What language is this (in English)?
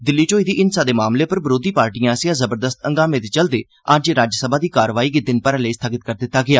Dogri